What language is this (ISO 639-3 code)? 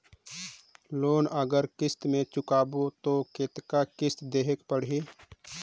hne